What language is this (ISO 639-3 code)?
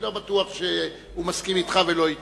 heb